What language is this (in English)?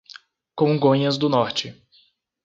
Portuguese